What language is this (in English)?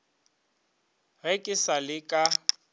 Northern Sotho